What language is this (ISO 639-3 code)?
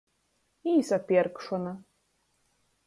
ltg